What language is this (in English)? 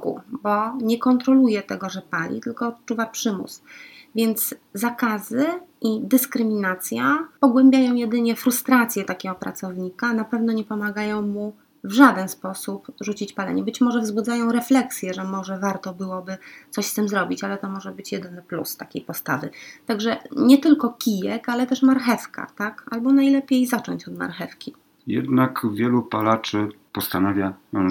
Polish